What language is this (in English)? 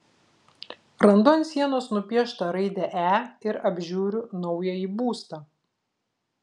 Lithuanian